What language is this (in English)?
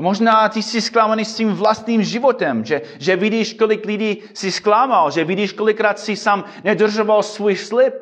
Czech